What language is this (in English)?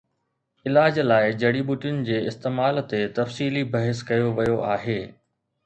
Sindhi